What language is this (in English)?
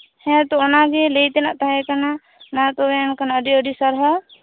Santali